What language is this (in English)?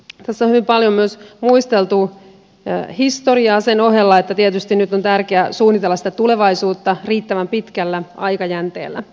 Finnish